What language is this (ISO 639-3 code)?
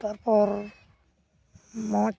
sat